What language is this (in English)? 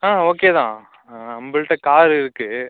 Tamil